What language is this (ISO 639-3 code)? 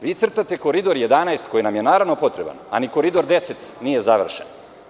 srp